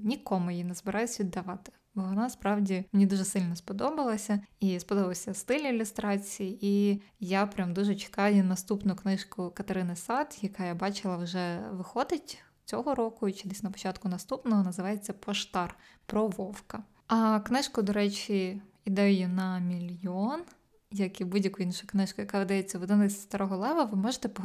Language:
Ukrainian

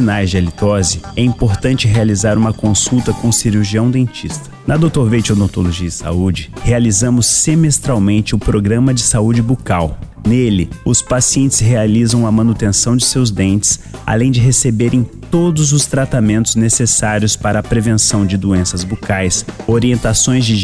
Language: Portuguese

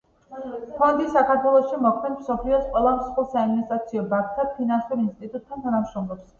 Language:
Georgian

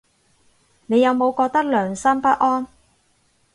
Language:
Cantonese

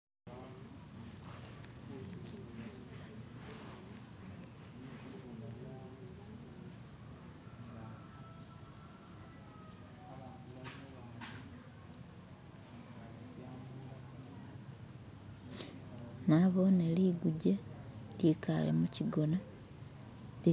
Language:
Masaaba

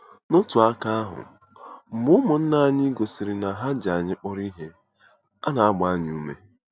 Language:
Igbo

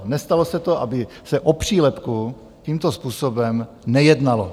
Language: Czech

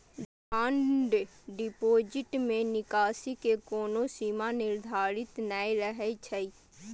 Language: Maithili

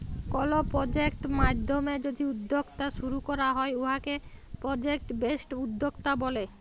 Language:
Bangla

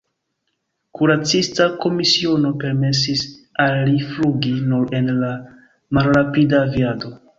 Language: Esperanto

